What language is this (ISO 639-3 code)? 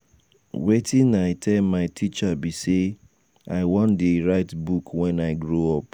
pcm